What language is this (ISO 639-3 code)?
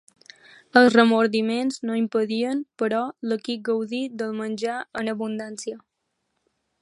cat